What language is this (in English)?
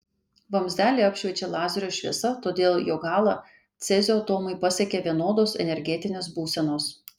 Lithuanian